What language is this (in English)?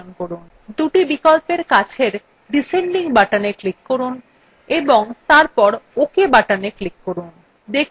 Bangla